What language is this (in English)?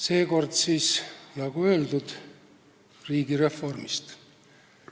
Estonian